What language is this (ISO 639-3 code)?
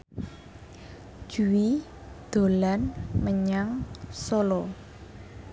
jav